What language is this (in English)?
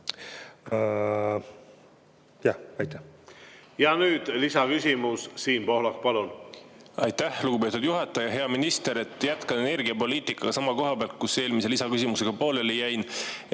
Estonian